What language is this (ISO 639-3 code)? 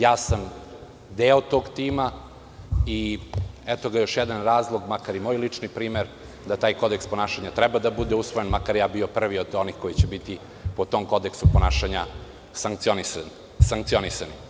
srp